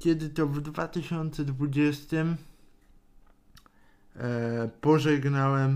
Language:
Polish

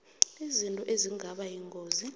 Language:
South Ndebele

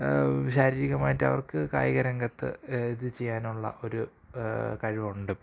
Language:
Malayalam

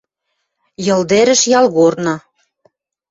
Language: Western Mari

